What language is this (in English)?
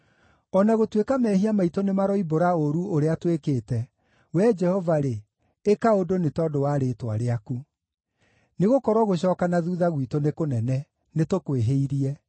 Kikuyu